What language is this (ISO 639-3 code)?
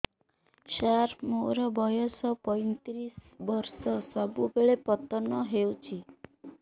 ori